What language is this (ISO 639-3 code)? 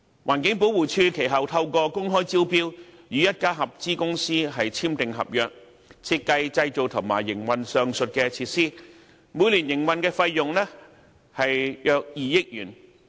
yue